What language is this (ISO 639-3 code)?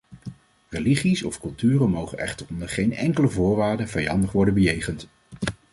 nld